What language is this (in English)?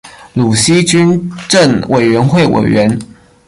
Chinese